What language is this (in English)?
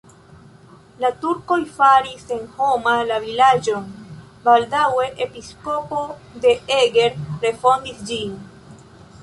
Esperanto